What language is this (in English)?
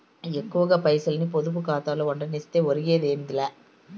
Telugu